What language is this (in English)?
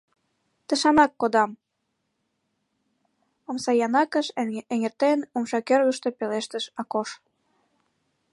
Mari